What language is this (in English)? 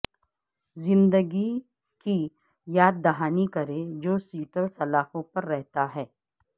Urdu